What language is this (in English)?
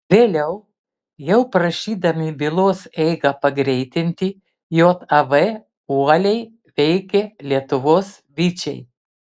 Lithuanian